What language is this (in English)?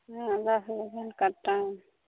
Maithili